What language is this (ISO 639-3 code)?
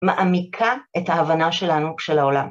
heb